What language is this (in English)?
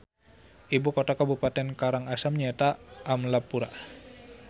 Sundanese